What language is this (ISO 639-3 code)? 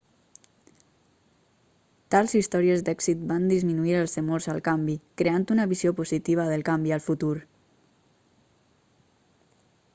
cat